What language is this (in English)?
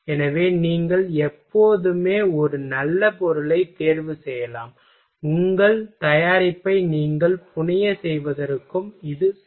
Tamil